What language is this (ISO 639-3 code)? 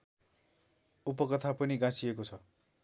nep